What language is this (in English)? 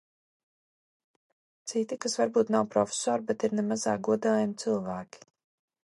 Latvian